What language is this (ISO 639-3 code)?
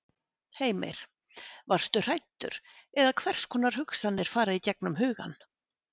isl